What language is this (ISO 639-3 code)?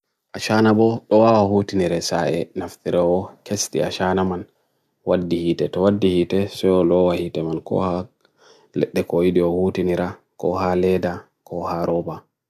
fui